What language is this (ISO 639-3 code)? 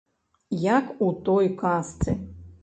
bel